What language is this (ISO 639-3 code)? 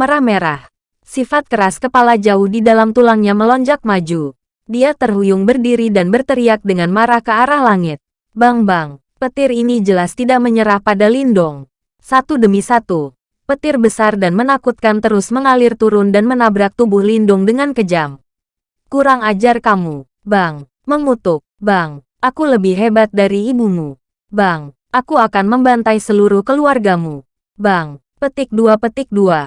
ind